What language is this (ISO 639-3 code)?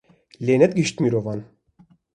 kur